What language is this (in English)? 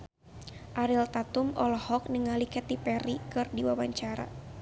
Sundanese